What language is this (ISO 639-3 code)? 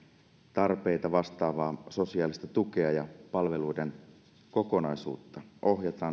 fin